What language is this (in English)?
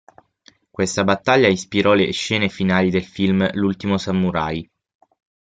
Italian